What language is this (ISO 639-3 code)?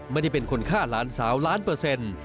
tha